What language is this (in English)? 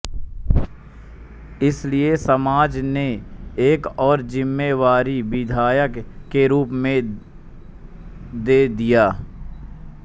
Hindi